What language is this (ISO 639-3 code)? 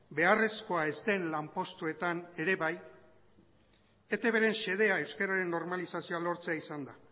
eus